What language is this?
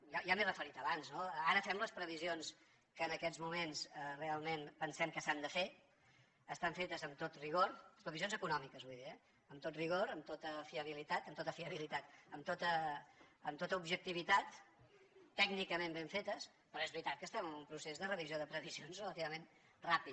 Catalan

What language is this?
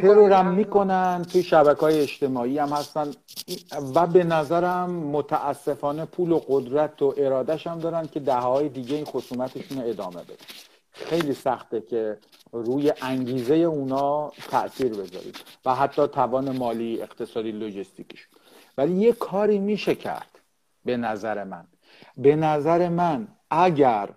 Persian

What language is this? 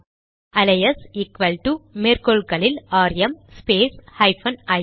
Tamil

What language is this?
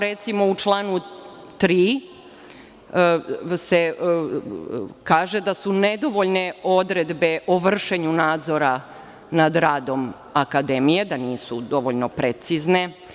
Serbian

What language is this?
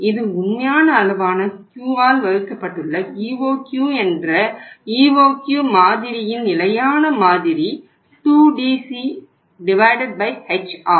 Tamil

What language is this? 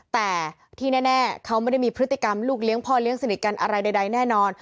Thai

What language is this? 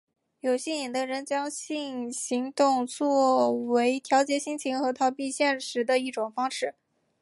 Chinese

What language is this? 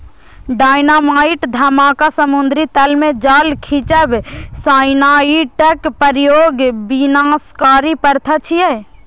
Maithili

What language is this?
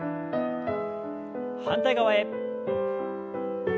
Japanese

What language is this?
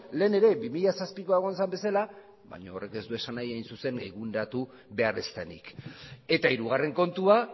Basque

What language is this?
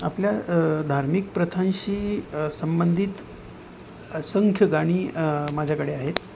Marathi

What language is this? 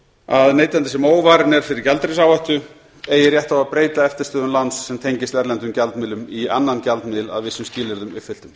Icelandic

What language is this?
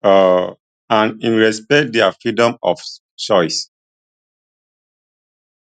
Nigerian Pidgin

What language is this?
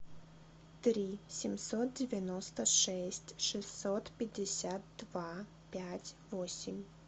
Russian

